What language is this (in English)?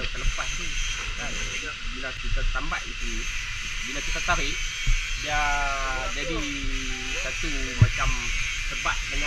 Malay